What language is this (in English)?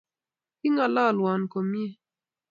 Kalenjin